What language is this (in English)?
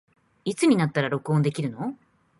Japanese